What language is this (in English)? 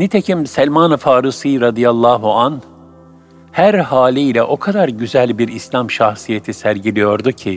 Turkish